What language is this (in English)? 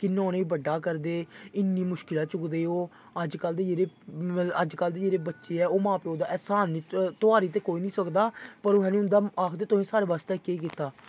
Dogri